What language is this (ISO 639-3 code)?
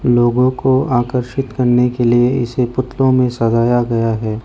hin